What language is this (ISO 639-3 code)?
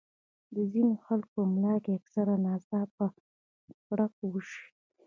pus